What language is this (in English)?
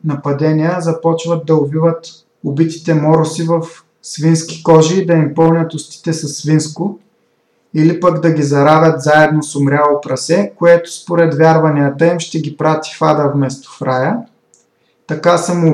Bulgarian